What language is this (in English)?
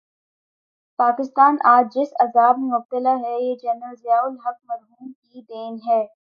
Urdu